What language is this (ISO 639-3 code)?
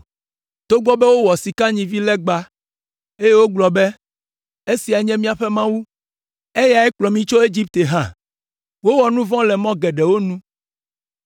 ewe